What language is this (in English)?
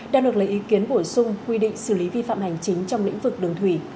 Vietnamese